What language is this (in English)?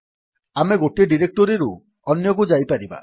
Odia